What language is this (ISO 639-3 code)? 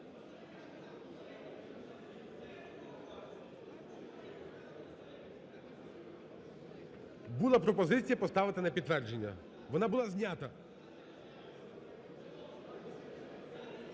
ukr